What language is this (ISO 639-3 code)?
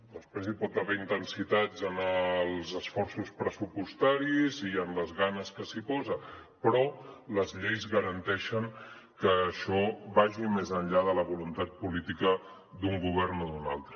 cat